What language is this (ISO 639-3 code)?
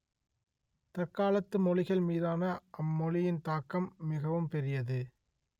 tam